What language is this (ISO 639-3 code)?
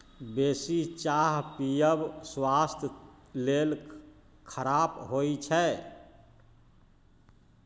mai